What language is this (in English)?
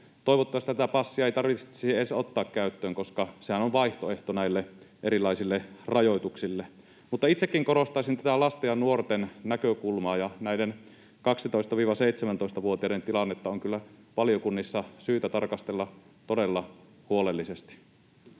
Finnish